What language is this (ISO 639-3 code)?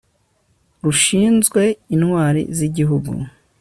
kin